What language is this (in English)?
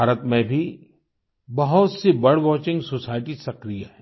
Hindi